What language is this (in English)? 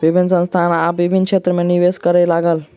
Maithili